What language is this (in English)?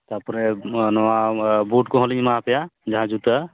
Santali